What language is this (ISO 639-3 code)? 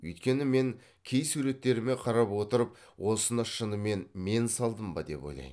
kaz